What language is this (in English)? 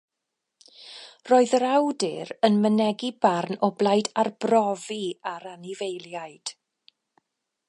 Welsh